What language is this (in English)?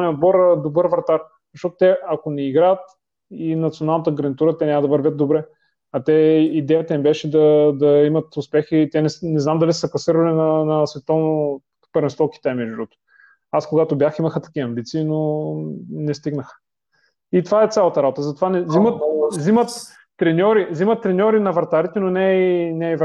Bulgarian